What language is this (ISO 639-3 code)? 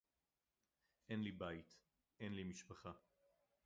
heb